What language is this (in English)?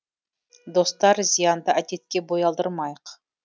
Kazakh